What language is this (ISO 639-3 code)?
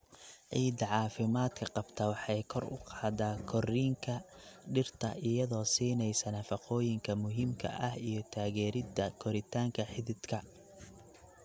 som